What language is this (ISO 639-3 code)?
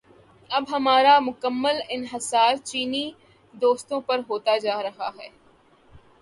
urd